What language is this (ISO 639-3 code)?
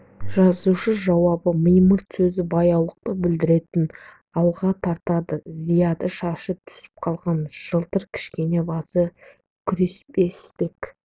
kaz